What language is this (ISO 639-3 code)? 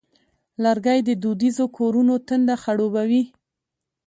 pus